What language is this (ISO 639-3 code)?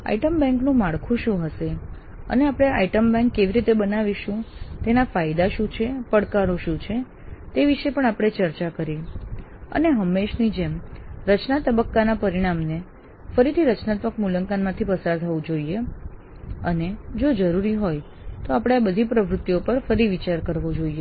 guj